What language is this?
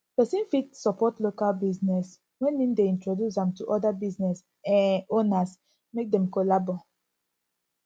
Nigerian Pidgin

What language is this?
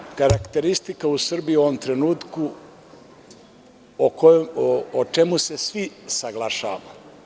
Serbian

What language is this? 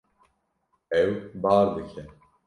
Kurdish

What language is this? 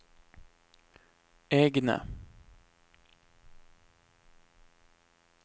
Norwegian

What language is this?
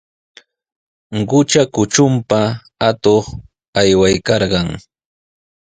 Sihuas Ancash Quechua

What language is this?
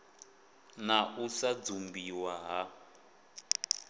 Venda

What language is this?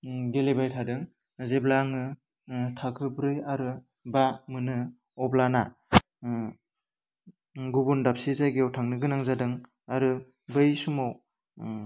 Bodo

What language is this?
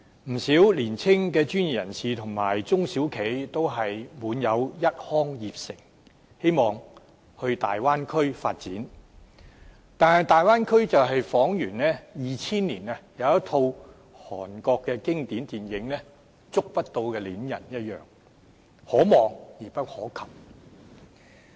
Cantonese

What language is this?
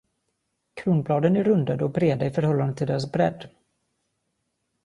Swedish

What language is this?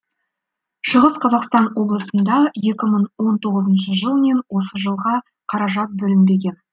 Kazakh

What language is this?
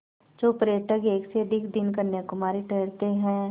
Hindi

